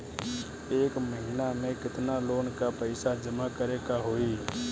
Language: Bhojpuri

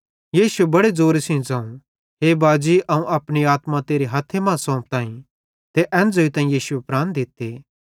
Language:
Bhadrawahi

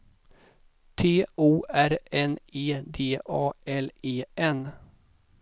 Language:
Swedish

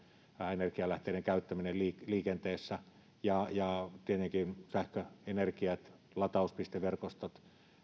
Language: Finnish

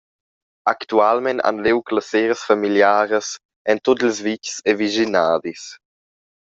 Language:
Romansh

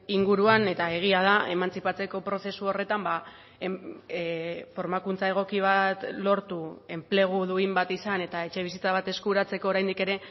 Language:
Basque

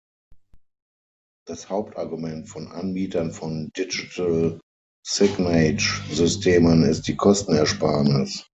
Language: German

